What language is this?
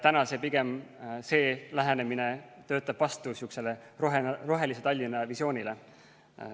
Estonian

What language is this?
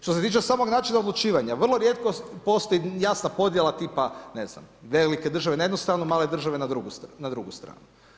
Croatian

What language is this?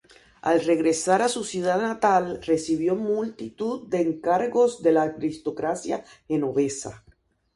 Spanish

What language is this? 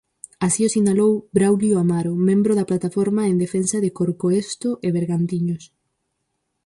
Galician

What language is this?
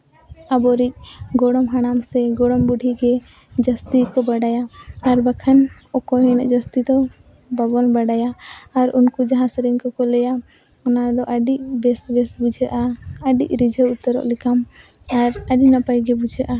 Santali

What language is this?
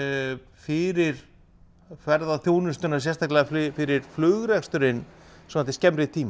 Icelandic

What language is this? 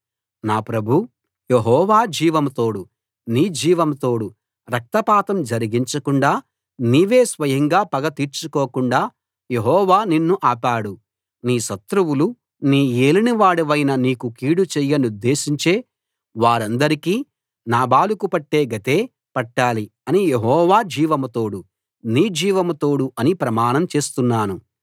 Telugu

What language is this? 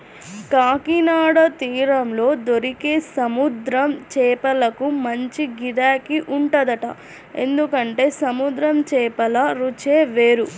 Telugu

